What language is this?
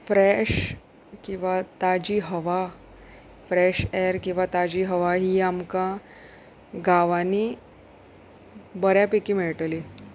Konkani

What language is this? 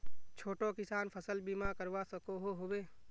Magahi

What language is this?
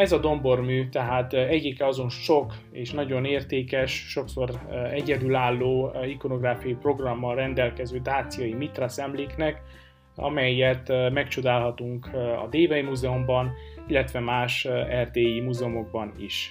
Hungarian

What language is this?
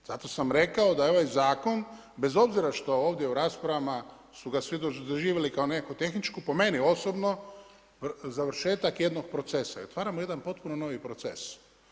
Croatian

